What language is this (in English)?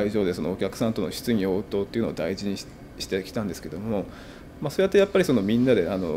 Japanese